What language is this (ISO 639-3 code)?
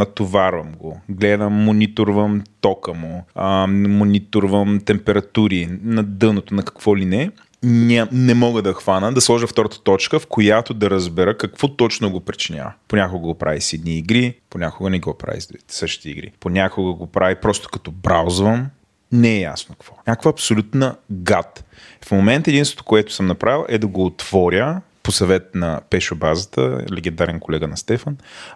bul